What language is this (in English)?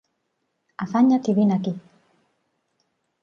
Catalan